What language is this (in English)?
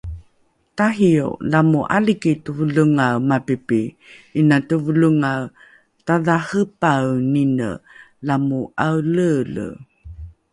Rukai